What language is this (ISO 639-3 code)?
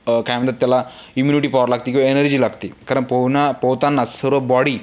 mar